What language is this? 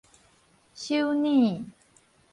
Min Nan Chinese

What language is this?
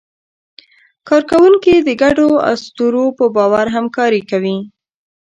Pashto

